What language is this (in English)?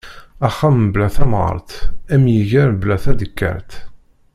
Kabyle